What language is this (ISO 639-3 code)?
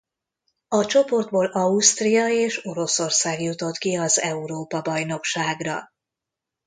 hun